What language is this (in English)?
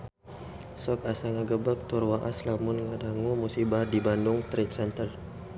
Sundanese